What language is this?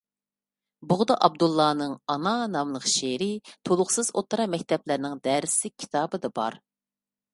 Uyghur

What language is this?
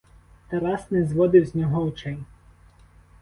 Ukrainian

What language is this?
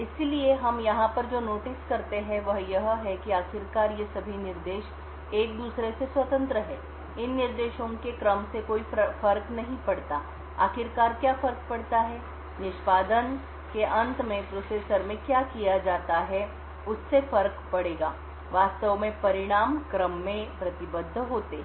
Hindi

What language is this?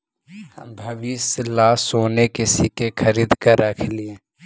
Magahi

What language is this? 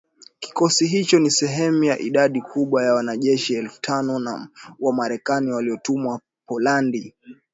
Swahili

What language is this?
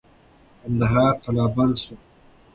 Pashto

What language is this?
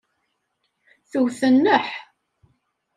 Kabyle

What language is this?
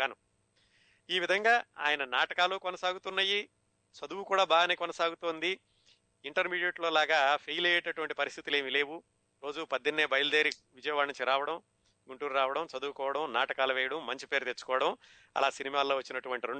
Telugu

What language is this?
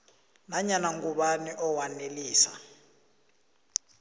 South Ndebele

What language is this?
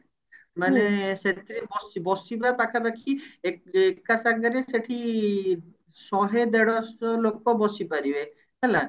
Odia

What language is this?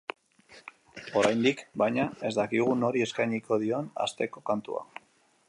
Basque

